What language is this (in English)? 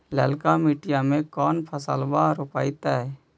Magahi